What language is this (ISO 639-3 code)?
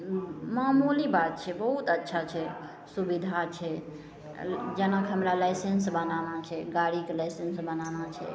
mai